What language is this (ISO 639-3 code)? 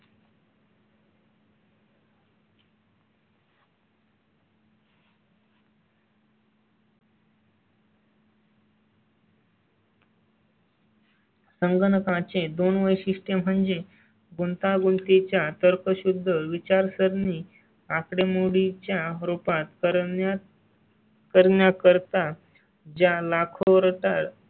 mar